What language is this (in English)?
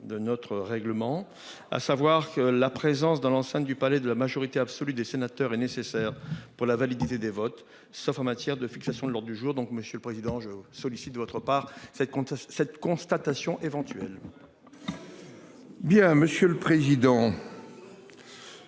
French